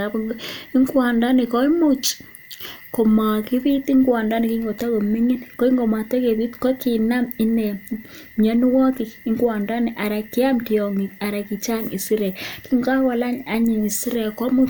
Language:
Kalenjin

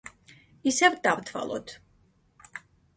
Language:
Georgian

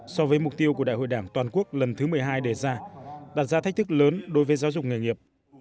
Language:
Vietnamese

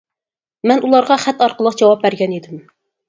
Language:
Uyghur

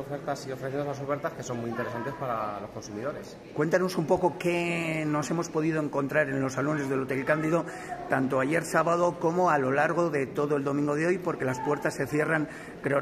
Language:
Spanish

